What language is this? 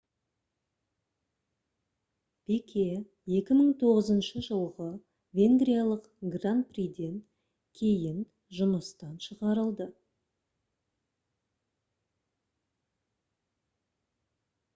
Kazakh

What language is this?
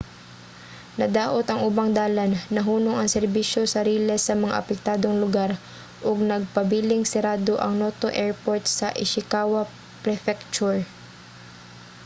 Cebuano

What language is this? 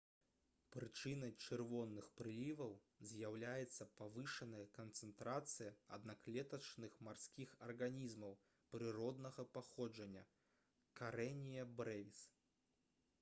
Belarusian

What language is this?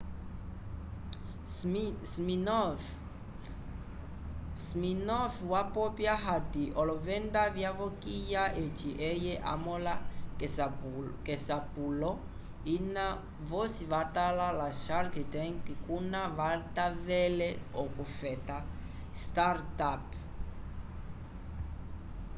Umbundu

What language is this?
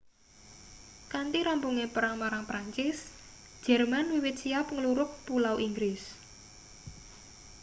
Javanese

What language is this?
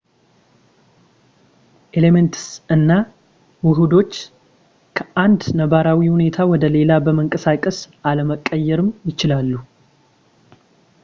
Amharic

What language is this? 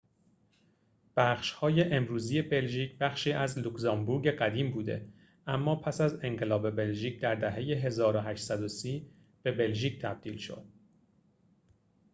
Persian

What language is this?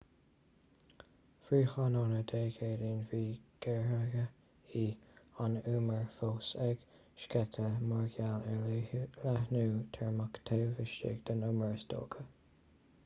Irish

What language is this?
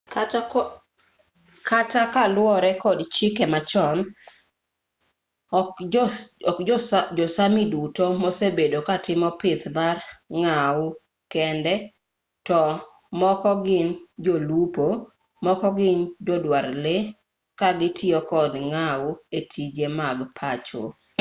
Luo (Kenya and Tanzania)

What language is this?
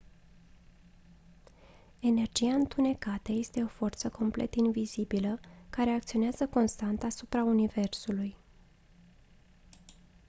Romanian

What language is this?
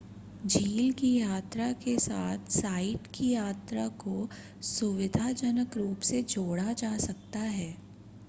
Hindi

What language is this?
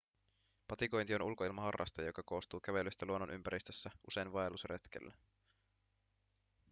Finnish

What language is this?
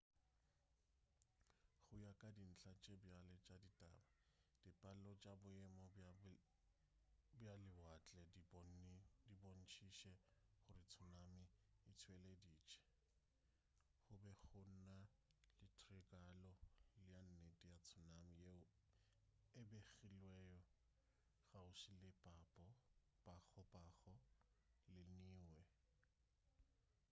Northern Sotho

